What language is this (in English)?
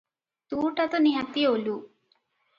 Odia